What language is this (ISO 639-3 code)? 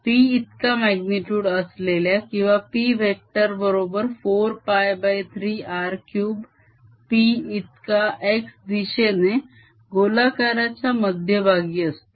mar